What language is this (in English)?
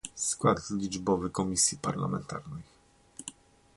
Polish